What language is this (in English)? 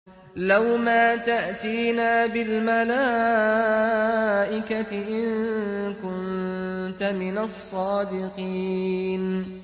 Arabic